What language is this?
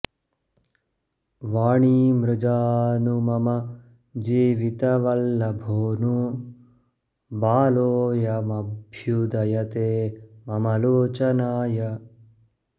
Sanskrit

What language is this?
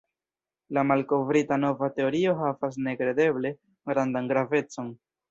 Esperanto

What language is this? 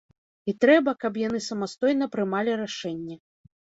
Belarusian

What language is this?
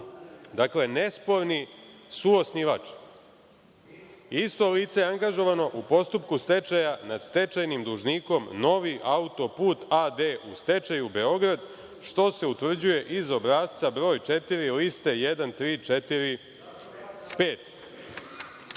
Serbian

